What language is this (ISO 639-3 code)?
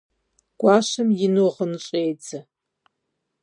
kbd